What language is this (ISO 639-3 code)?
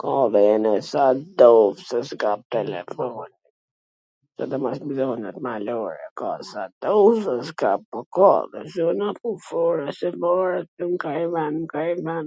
aln